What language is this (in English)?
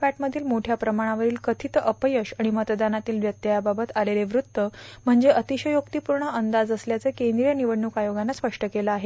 Marathi